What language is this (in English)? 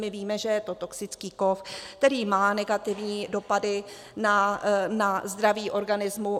Czech